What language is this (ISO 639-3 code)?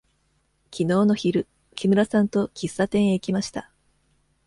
jpn